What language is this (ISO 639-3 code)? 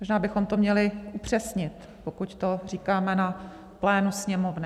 ces